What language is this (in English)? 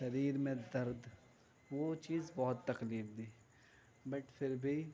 Urdu